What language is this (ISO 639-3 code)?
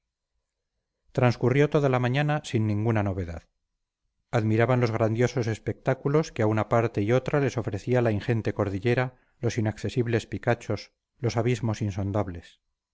spa